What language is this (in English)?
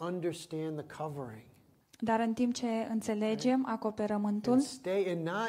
Romanian